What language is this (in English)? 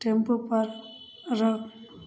Maithili